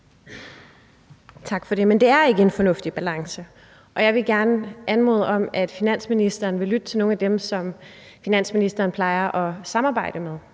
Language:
Danish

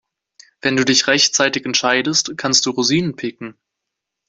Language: German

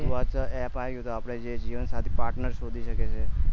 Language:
Gujarati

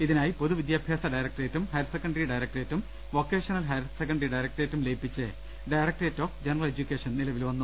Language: Malayalam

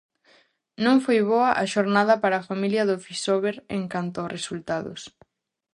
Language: Galician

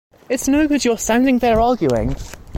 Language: English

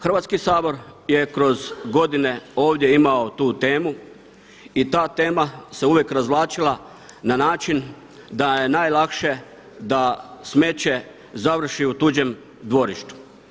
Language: Croatian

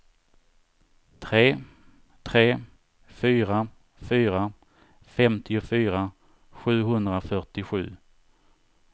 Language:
Swedish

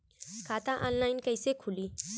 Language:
Bhojpuri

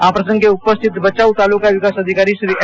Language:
Gujarati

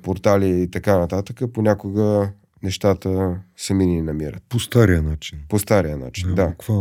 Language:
Bulgarian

